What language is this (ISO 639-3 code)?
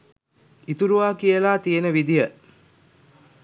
sin